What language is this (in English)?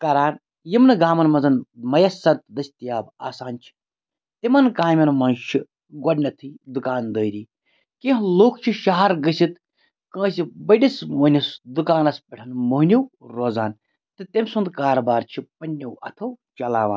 Kashmiri